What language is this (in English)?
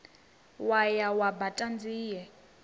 Venda